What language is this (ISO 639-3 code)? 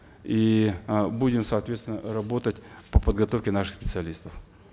kaz